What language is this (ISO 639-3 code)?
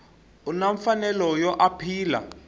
tso